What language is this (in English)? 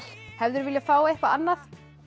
Icelandic